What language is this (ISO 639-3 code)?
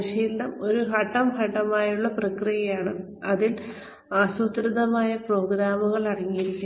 mal